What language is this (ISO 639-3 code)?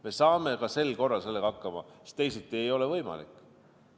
est